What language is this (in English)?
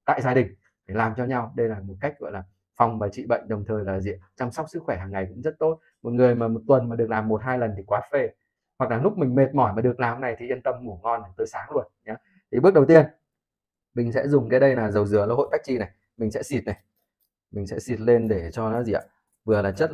Vietnamese